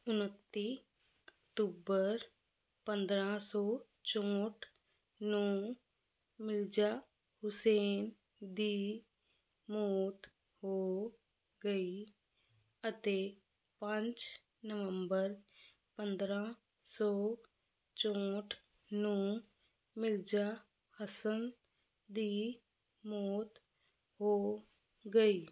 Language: Punjabi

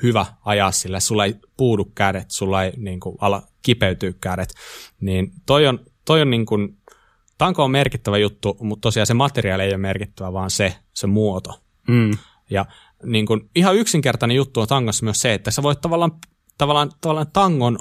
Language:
Finnish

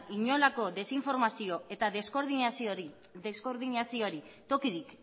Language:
Basque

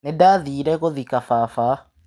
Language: Kikuyu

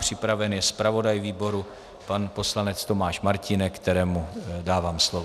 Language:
Czech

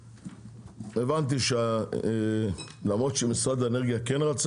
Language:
Hebrew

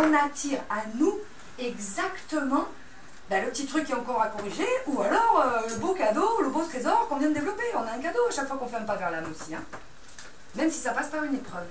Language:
French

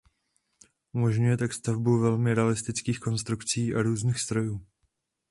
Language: Czech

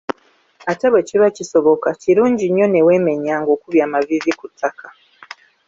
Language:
Ganda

